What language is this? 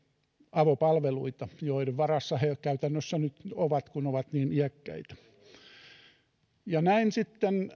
Finnish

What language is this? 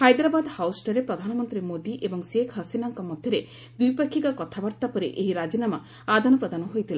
Odia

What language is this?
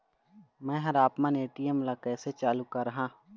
Chhattisgarhi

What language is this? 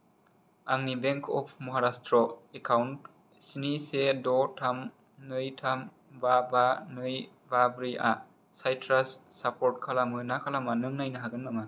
Bodo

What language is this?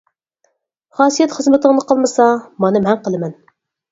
Uyghur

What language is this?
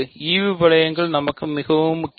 Tamil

